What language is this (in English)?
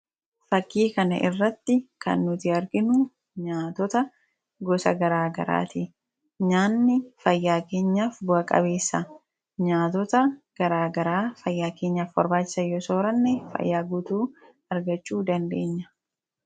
Oromo